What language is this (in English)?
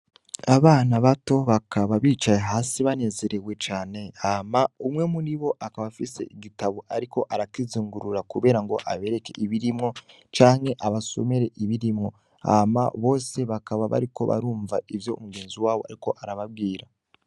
Rundi